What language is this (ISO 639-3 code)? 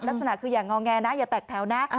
tha